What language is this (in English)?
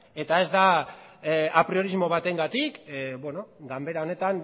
Basque